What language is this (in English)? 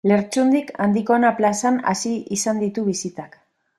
Basque